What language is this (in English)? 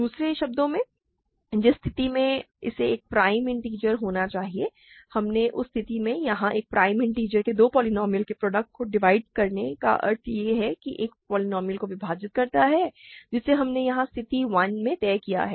Hindi